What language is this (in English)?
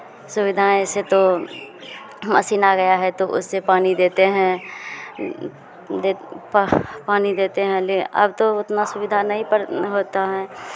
Hindi